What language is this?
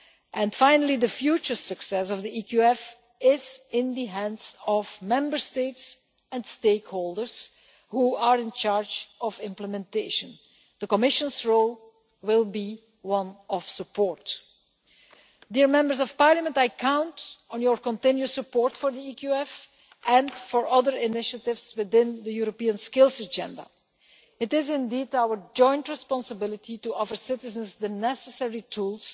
English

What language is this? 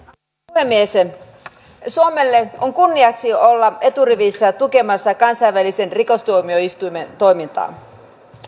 Finnish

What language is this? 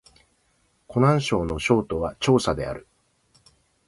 Japanese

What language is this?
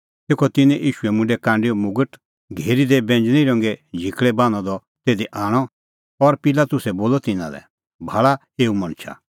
Kullu Pahari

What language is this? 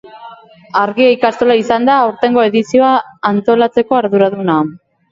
Basque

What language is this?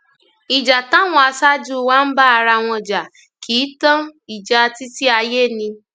Yoruba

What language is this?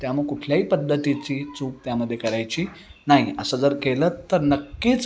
Marathi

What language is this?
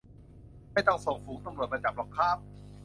Thai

